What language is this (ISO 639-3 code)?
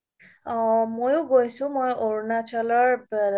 asm